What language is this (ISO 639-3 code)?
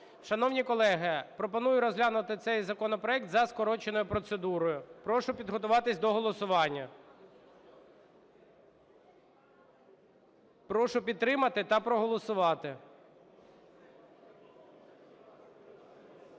ukr